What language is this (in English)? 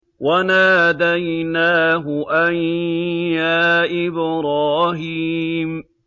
Arabic